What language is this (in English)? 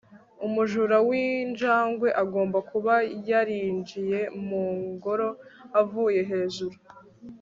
Kinyarwanda